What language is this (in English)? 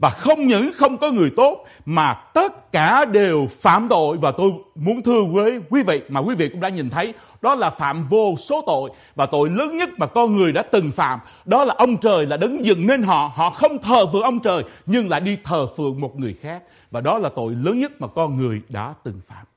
Vietnamese